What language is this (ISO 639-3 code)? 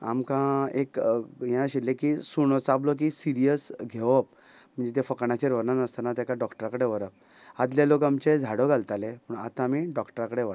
kok